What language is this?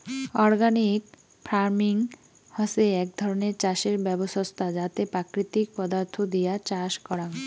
Bangla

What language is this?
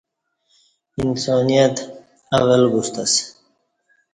Kati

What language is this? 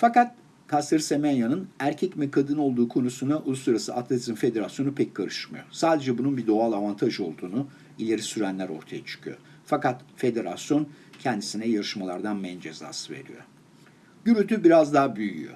Turkish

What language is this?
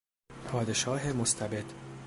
Persian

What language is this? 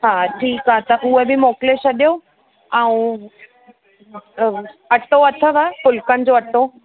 Sindhi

